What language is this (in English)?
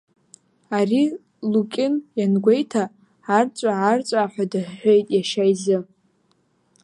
Abkhazian